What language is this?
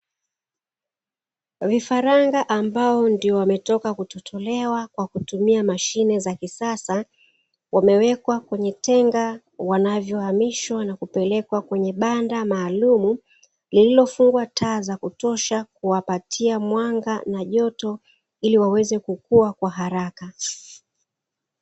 Swahili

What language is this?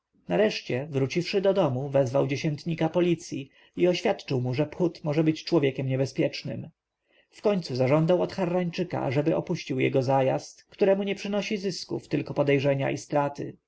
Polish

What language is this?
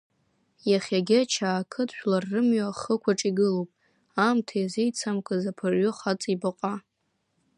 Abkhazian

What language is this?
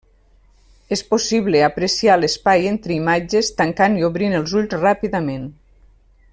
Catalan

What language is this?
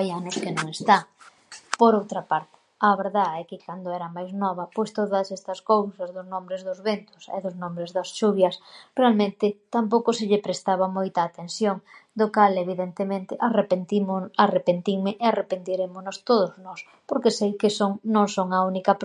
Galician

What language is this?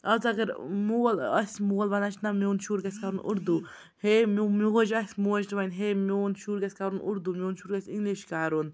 Kashmiri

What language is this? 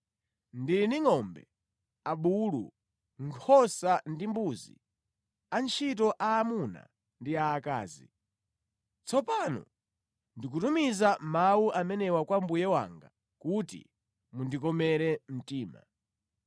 Nyanja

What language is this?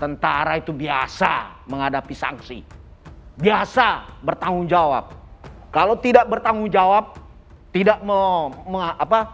Indonesian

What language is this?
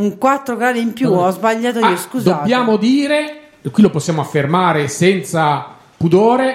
Italian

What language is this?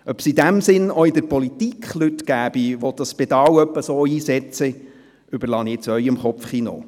Swiss German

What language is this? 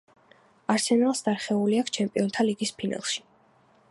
Georgian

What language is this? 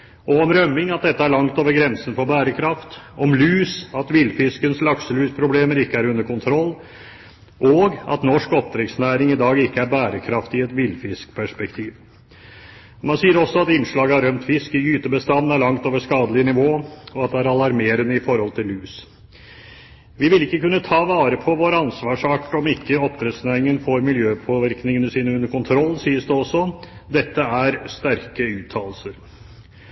Norwegian Bokmål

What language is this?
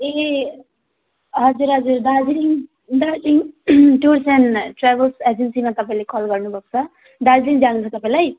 Nepali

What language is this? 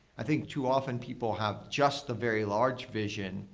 English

